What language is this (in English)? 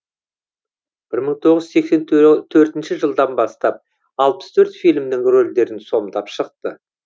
Kazakh